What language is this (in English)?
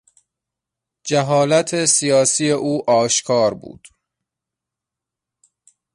Persian